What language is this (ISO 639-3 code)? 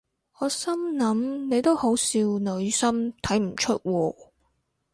yue